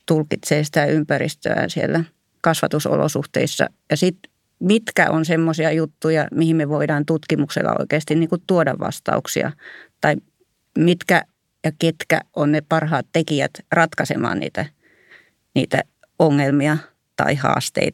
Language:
Finnish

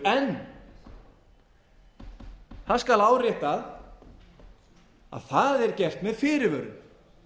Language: Icelandic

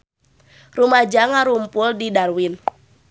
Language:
Sundanese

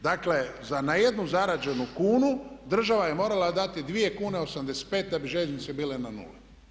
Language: Croatian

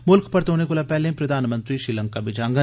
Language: Dogri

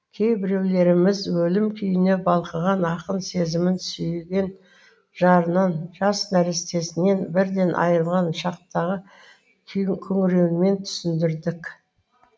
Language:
Kazakh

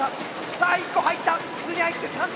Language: Japanese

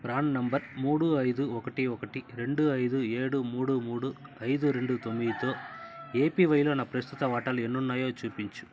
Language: Telugu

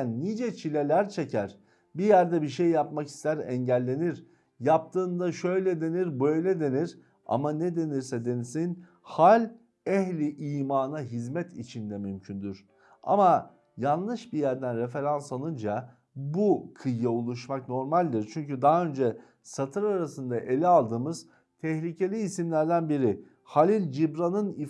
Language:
Turkish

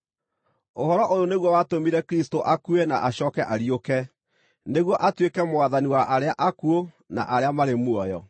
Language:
Kikuyu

